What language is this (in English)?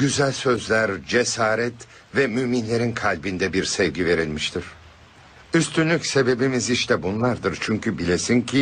Turkish